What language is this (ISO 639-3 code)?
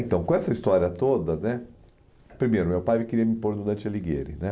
por